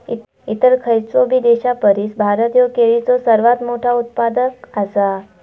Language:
Marathi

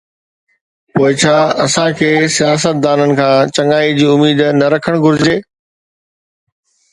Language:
Sindhi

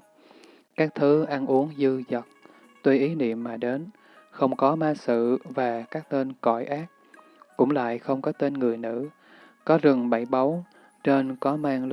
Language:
Vietnamese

